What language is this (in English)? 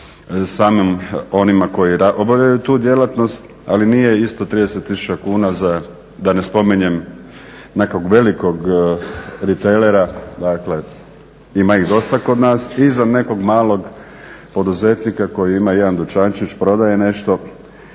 Croatian